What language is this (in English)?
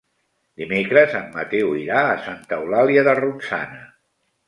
Catalan